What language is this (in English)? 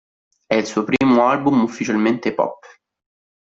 Italian